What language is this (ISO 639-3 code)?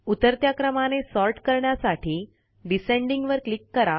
mar